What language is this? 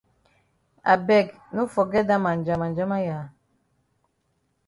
Cameroon Pidgin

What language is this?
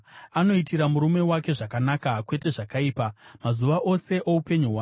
Shona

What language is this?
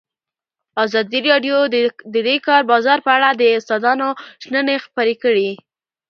Pashto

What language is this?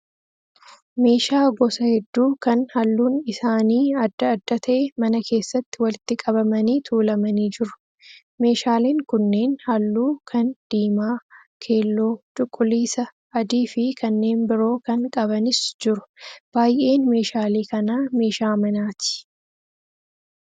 Oromo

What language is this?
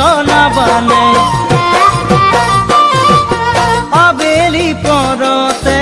Hindi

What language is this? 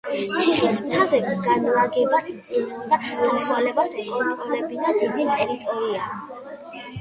Georgian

